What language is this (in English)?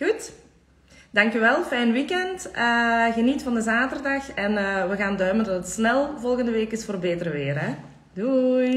Dutch